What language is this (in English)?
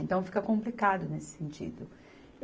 Portuguese